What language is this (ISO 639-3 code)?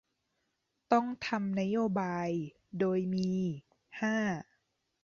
tha